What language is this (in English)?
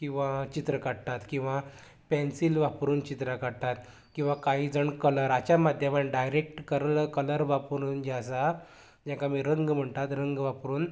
Konkani